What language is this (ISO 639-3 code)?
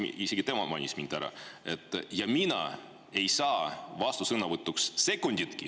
est